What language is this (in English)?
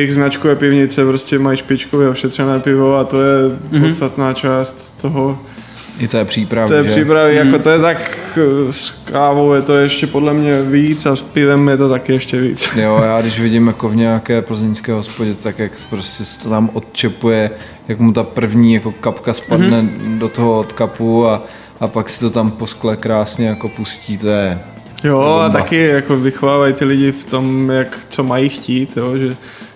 Czech